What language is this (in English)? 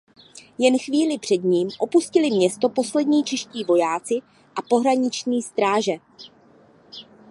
Czech